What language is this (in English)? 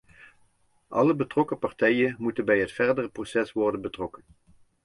Dutch